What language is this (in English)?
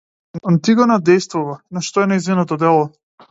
Macedonian